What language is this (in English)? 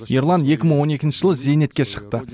Kazakh